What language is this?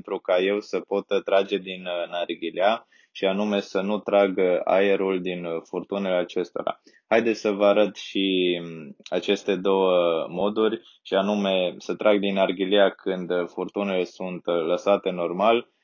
Romanian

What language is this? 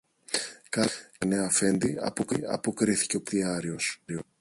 Greek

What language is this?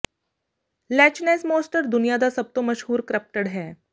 Punjabi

